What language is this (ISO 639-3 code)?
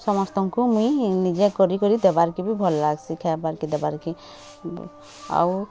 ori